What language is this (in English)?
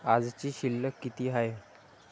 Marathi